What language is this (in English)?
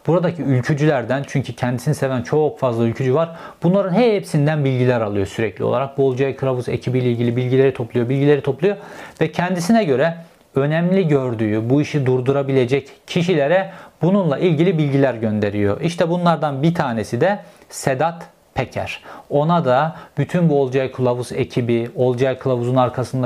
Turkish